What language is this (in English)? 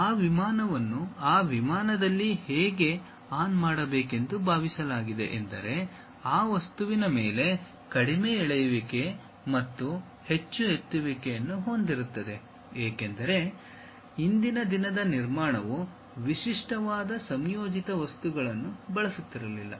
Kannada